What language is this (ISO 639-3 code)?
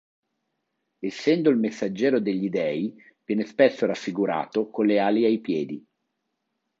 ita